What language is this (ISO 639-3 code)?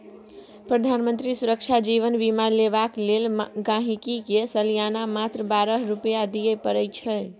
mai